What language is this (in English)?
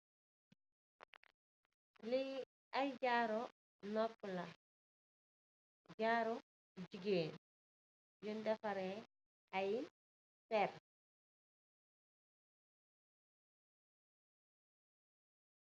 Wolof